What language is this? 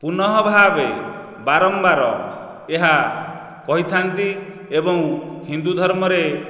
Odia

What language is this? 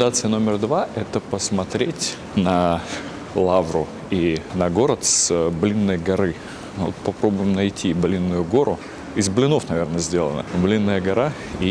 Russian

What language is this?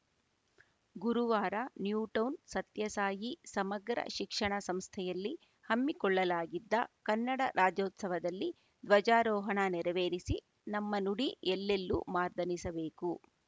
Kannada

